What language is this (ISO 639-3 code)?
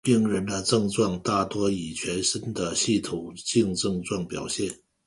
zho